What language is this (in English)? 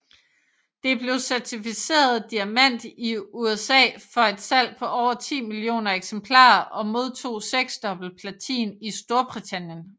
Danish